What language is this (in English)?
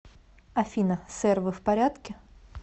Russian